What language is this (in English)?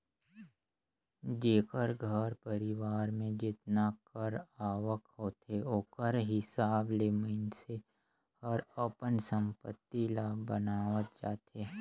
Chhattisgarhi